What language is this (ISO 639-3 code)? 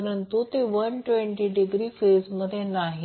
mar